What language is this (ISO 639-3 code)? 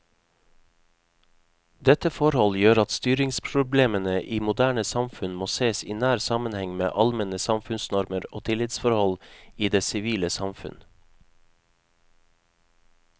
nor